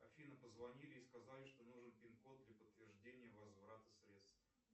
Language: Russian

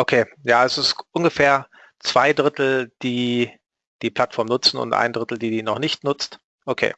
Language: German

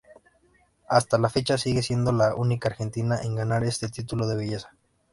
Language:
Spanish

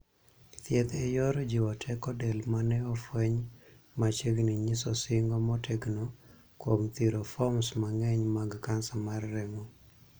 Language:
Luo (Kenya and Tanzania)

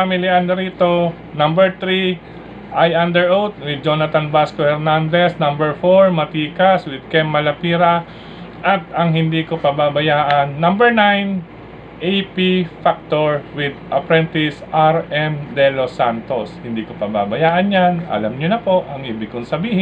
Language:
Filipino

